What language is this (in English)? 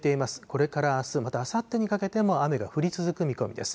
Japanese